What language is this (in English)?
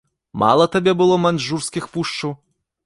Belarusian